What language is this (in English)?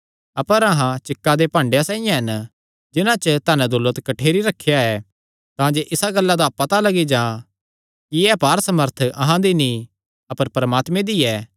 Kangri